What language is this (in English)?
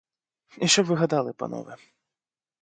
Ukrainian